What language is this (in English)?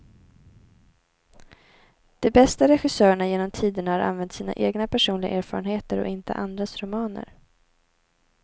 Swedish